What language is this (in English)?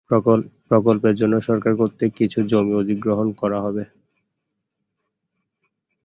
Bangla